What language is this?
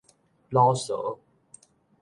Min Nan Chinese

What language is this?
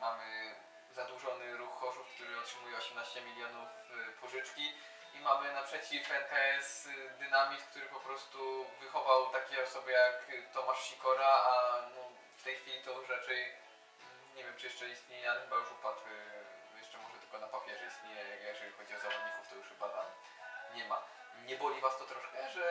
Polish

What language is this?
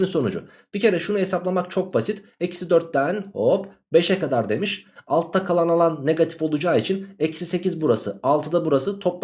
Turkish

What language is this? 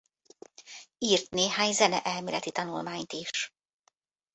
Hungarian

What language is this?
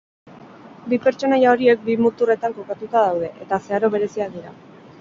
Basque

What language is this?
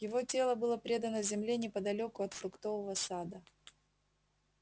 Russian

